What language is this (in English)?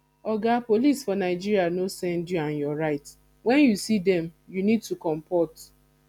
Nigerian Pidgin